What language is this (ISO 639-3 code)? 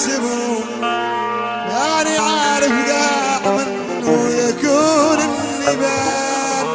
ara